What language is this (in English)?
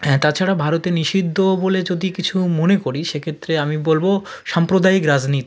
Bangla